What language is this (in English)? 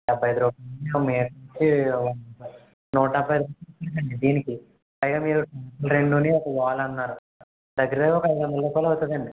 Telugu